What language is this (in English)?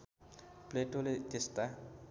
Nepali